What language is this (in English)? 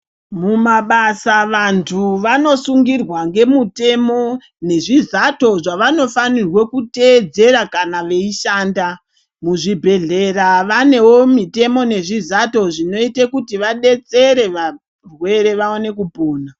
Ndau